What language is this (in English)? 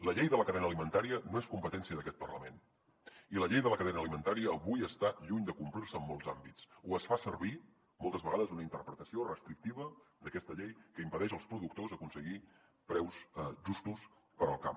Catalan